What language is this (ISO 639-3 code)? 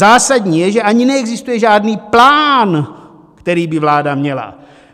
ces